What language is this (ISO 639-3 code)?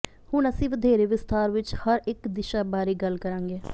pan